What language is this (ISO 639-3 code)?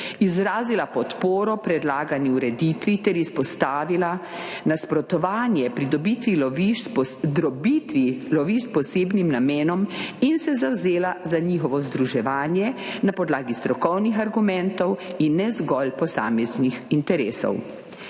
slv